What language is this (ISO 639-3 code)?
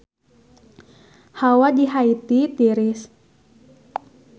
sun